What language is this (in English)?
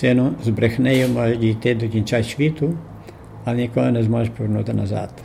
Ukrainian